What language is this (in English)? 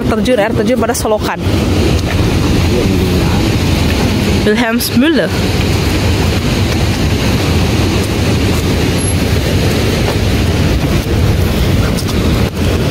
Indonesian